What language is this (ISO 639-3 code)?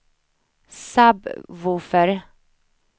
swe